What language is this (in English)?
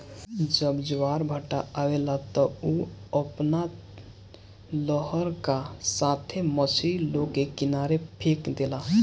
Bhojpuri